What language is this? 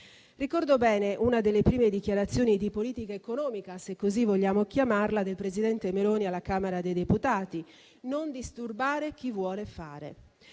Italian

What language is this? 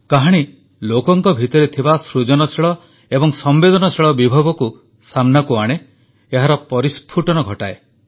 Odia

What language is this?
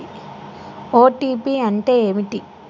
Telugu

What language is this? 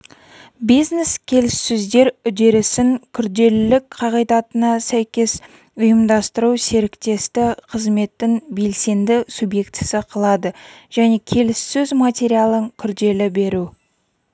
Kazakh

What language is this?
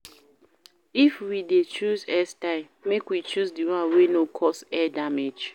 Nigerian Pidgin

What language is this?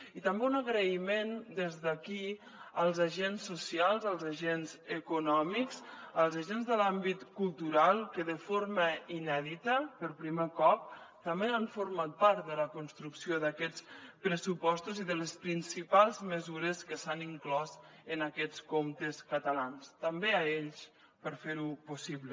Catalan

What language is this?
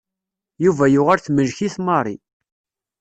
Kabyle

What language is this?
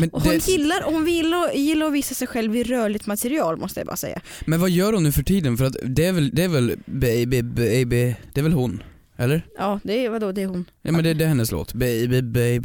Swedish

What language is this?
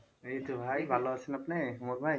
Bangla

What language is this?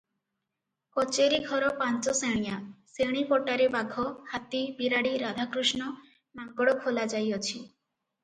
Odia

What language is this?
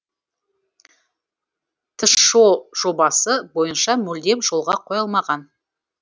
Kazakh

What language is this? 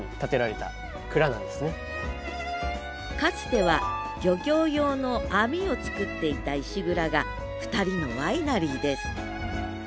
Japanese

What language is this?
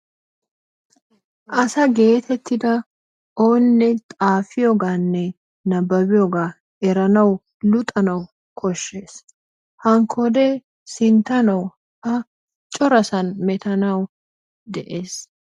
Wolaytta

